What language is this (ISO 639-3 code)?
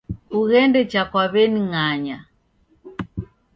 dav